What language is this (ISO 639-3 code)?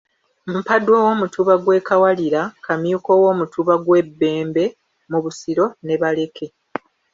lug